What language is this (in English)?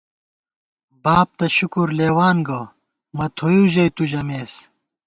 Gawar-Bati